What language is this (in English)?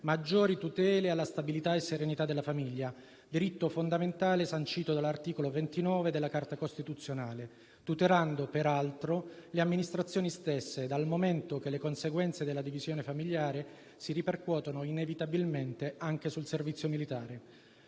Italian